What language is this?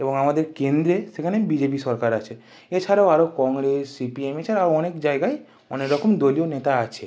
Bangla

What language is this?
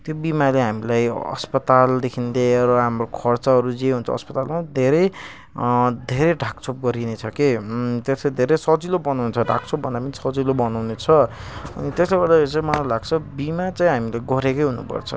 Nepali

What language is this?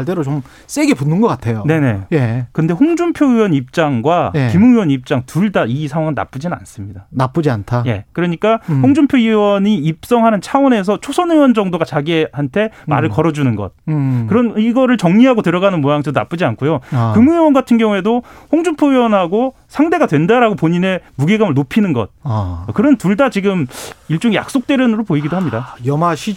Korean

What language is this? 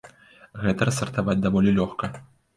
Belarusian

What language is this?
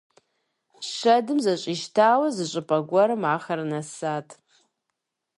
Kabardian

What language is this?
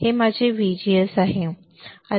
Marathi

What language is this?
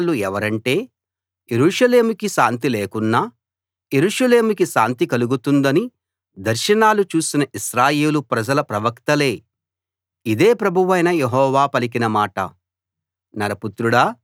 Telugu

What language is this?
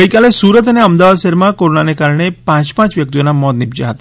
Gujarati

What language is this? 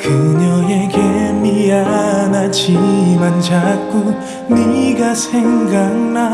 Korean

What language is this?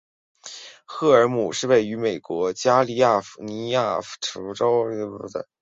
Chinese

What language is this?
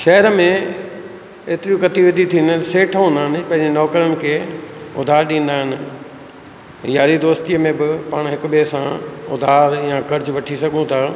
Sindhi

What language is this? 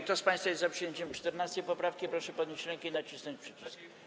Polish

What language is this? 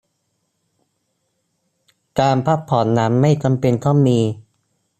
Thai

